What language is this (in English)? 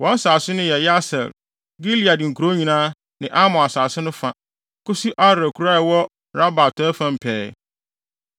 Akan